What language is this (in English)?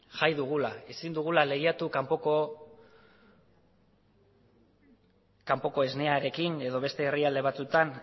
Basque